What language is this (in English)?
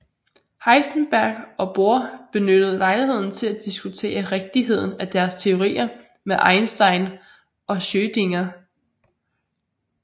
Danish